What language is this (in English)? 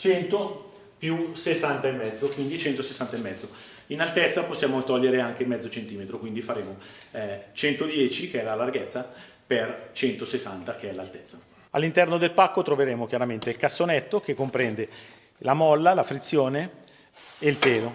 Italian